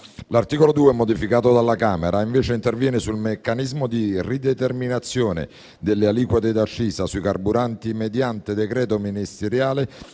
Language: Italian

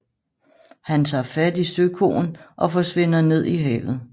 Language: Danish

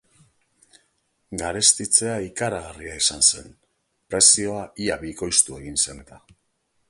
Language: Basque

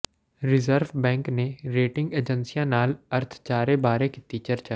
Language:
Punjabi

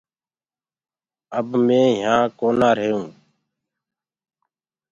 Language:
Gurgula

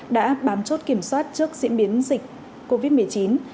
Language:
Vietnamese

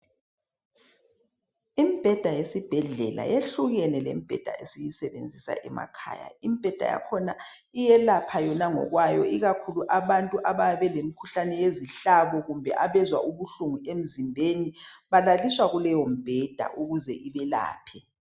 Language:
North Ndebele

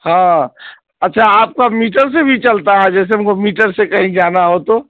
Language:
Urdu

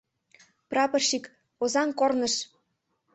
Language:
Mari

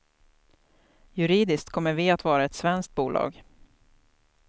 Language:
Swedish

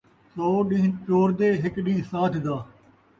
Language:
Saraiki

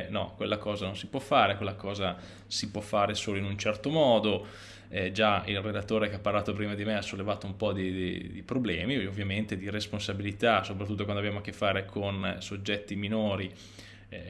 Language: Italian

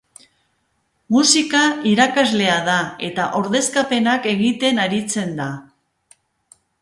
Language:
Basque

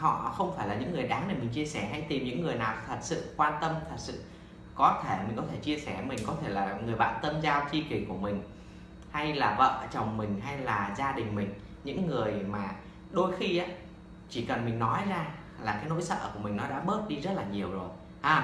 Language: Vietnamese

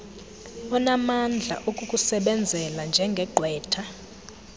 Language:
Xhosa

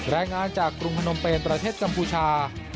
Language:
Thai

